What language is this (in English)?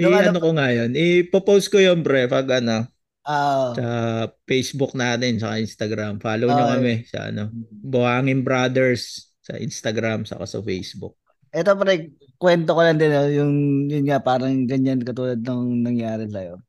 Filipino